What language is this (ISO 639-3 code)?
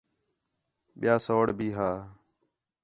xhe